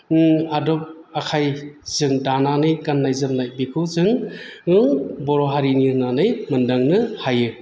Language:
Bodo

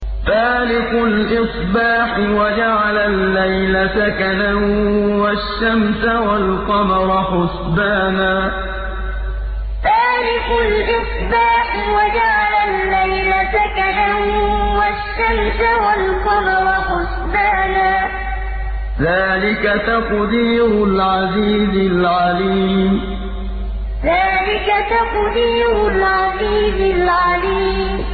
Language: Arabic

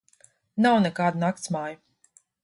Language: Latvian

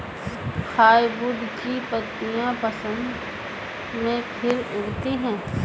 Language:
Hindi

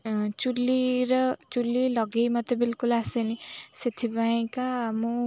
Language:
Odia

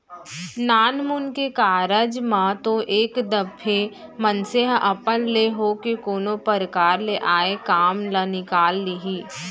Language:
Chhattisgarhi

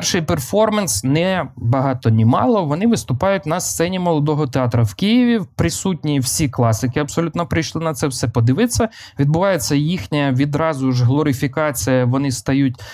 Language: Ukrainian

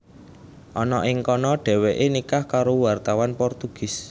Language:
Javanese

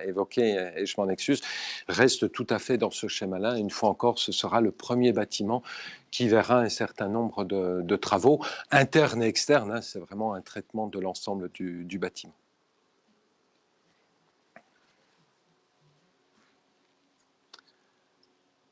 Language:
French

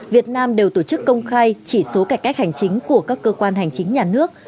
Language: Vietnamese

